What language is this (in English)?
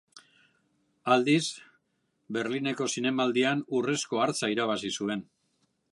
Basque